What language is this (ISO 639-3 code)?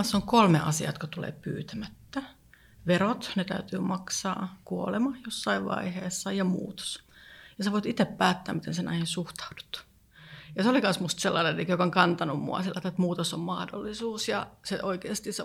fin